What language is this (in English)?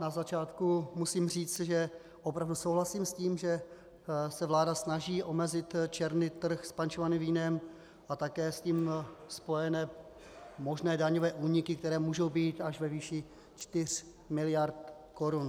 Czech